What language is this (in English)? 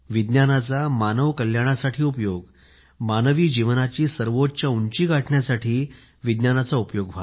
Marathi